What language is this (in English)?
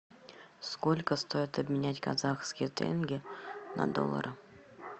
Russian